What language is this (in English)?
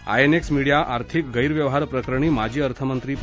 Marathi